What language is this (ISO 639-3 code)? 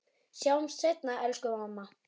isl